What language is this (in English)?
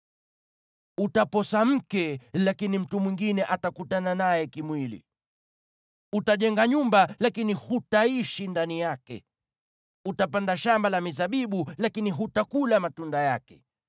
Swahili